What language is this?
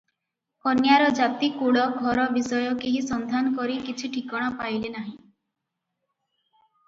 Odia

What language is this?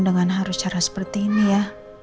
Indonesian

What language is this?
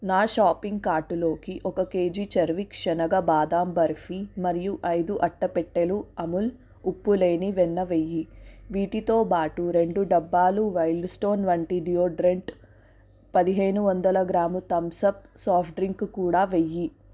Telugu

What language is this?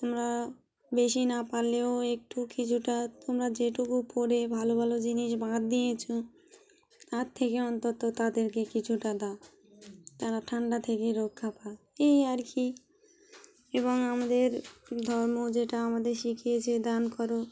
Bangla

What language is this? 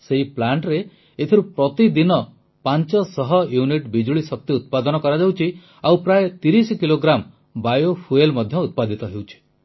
Odia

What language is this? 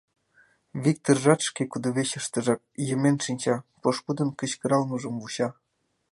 Mari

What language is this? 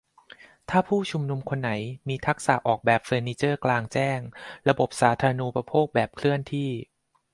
Thai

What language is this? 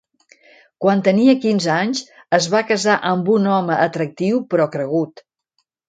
Catalan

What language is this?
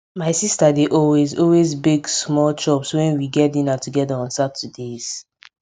Nigerian Pidgin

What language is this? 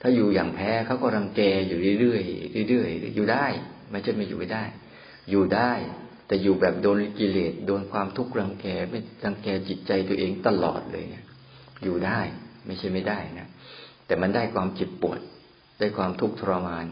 Thai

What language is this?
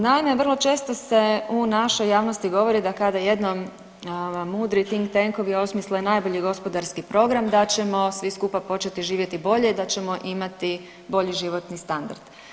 Croatian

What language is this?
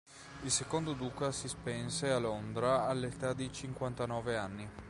Italian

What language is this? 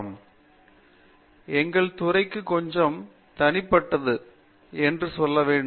Tamil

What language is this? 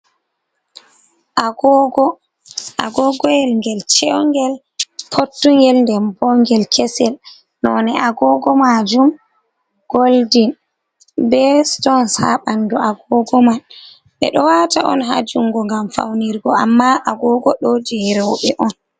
Fula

